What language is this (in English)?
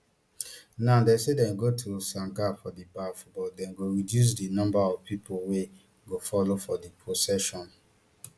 Nigerian Pidgin